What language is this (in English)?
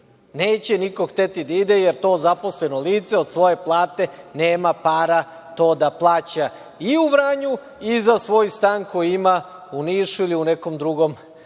Serbian